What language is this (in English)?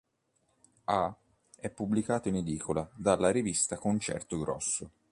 Italian